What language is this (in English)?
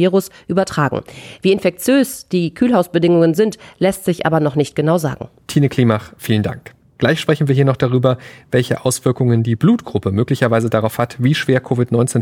German